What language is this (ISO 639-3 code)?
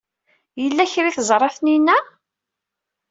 kab